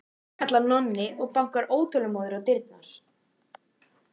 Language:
Icelandic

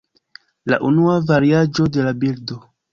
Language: Esperanto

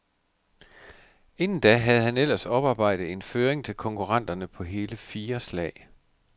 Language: Danish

